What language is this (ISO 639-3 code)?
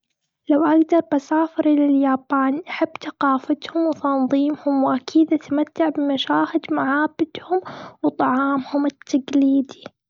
afb